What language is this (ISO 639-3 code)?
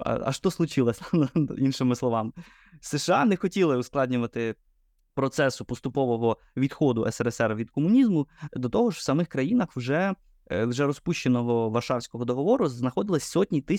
ukr